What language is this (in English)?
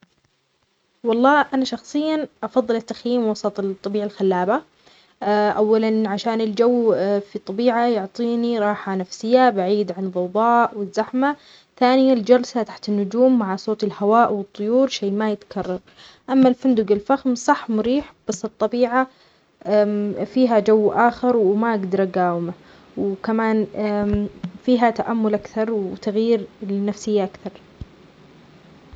Omani Arabic